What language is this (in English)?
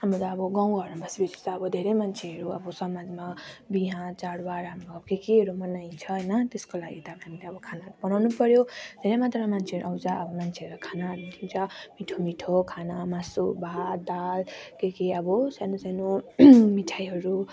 Nepali